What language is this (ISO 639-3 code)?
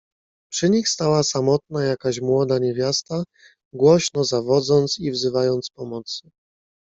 pol